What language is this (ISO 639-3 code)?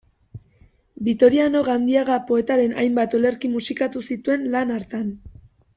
eus